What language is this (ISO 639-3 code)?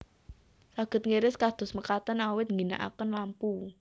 jav